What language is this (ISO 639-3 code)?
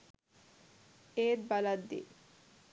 sin